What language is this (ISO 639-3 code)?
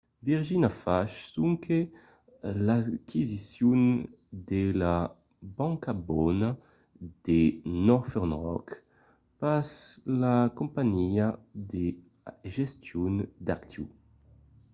oci